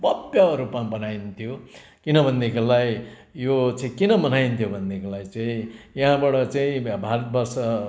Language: Nepali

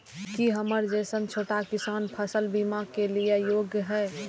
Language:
Maithili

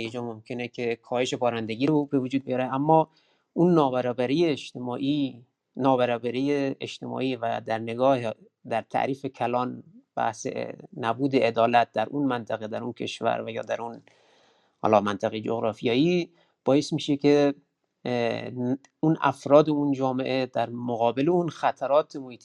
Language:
Persian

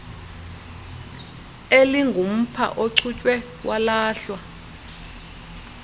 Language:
Xhosa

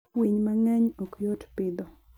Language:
Luo (Kenya and Tanzania)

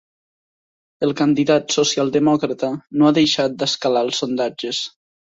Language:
Catalan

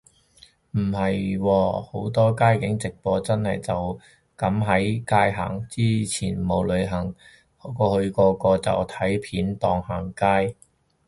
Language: Cantonese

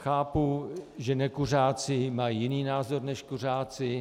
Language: Czech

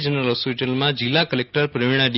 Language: Gujarati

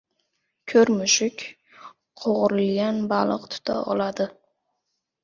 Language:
Uzbek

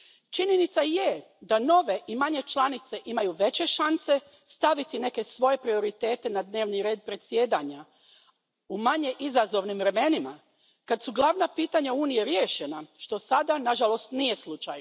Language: Croatian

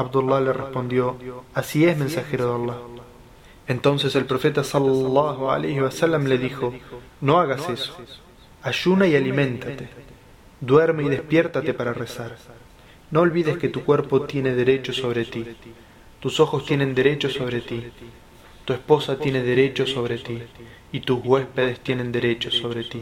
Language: Spanish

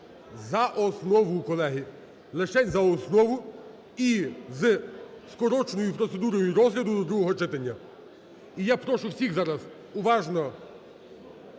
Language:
Ukrainian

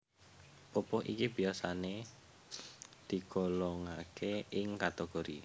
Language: Javanese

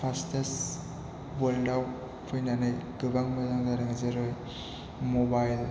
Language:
Bodo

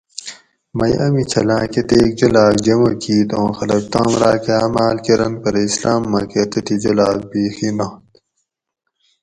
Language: Gawri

